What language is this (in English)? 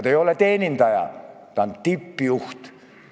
Estonian